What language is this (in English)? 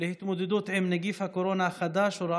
Hebrew